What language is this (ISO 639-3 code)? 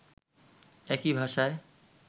ben